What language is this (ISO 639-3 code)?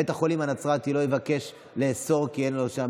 heb